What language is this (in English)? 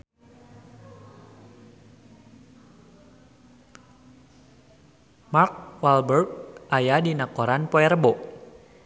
Sundanese